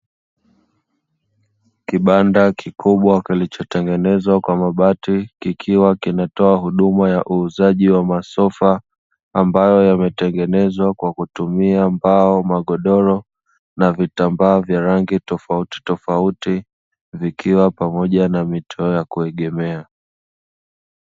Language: Swahili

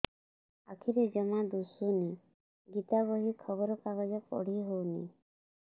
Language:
Odia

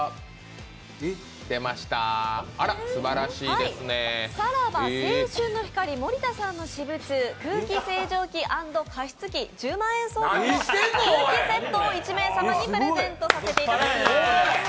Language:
Japanese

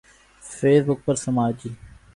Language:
Urdu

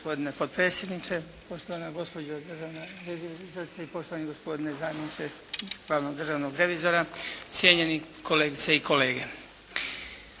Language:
Croatian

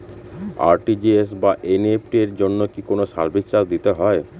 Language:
Bangla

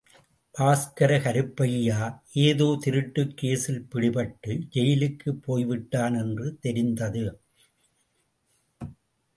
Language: Tamil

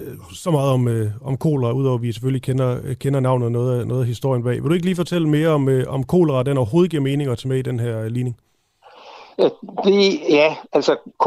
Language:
Danish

